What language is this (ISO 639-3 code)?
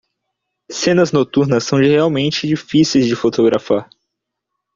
por